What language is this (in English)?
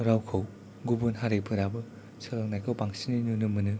Bodo